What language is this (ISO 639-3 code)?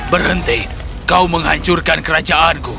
ind